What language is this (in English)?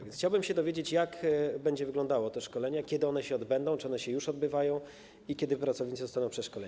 Polish